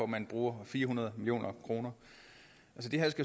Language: Danish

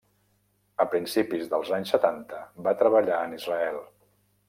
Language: Catalan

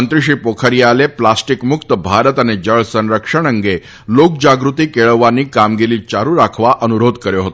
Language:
Gujarati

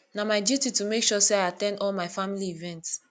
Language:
Nigerian Pidgin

